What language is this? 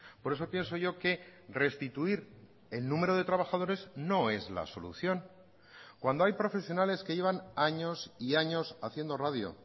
Spanish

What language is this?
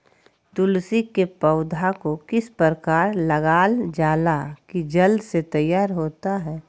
Magahi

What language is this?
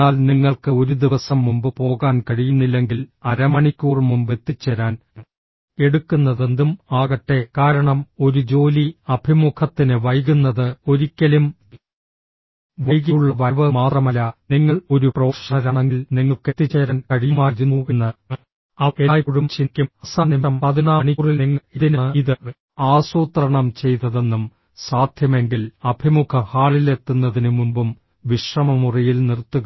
Malayalam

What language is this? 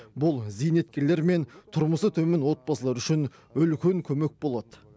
Kazakh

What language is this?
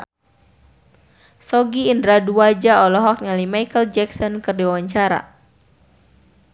Sundanese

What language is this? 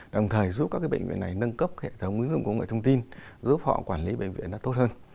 Vietnamese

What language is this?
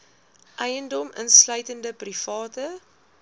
Afrikaans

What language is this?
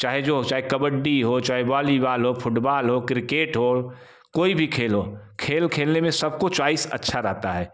Hindi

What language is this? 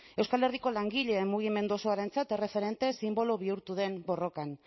Basque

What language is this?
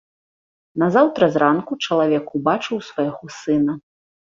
Belarusian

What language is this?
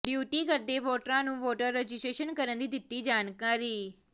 Punjabi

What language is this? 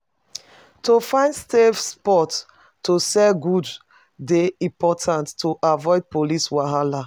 Nigerian Pidgin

